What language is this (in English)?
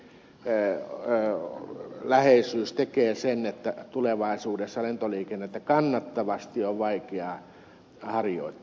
Finnish